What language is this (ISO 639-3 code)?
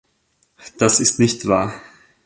deu